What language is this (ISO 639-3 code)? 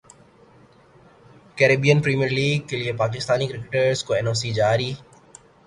urd